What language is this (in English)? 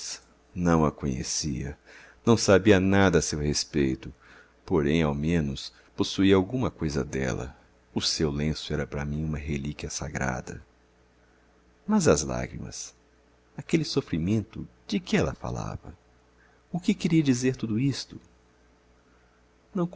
Portuguese